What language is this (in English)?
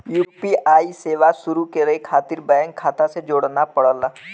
Bhojpuri